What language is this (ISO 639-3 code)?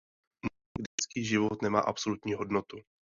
ces